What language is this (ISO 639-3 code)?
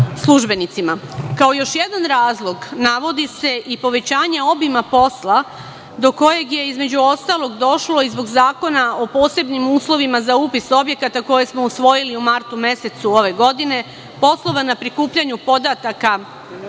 srp